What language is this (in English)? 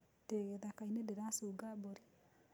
Kikuyu